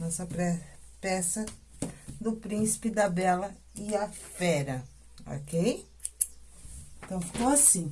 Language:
Portuguese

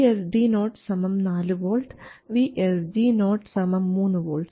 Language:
Malayalam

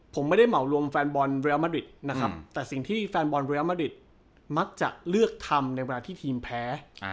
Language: Thai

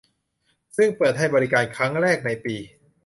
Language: Thai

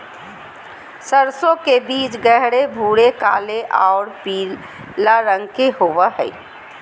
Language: Magahi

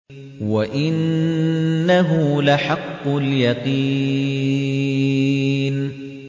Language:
Arabic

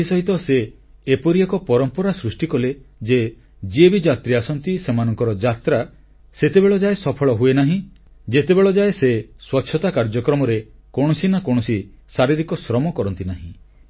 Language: Odia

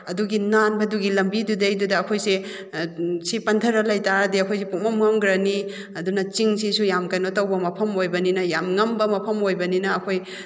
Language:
Manipuri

